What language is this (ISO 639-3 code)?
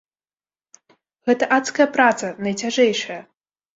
bel